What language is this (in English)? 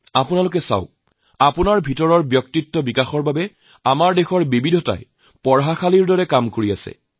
Assamese